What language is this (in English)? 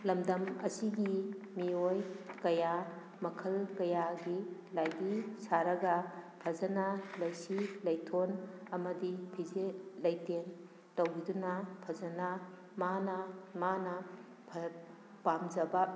Manipuri